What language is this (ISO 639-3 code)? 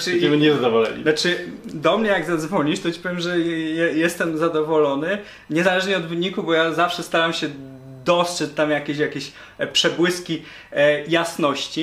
pol